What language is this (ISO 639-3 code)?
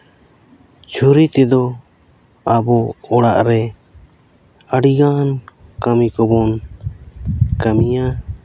sat